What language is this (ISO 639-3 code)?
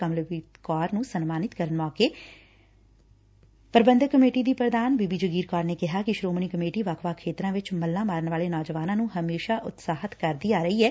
pan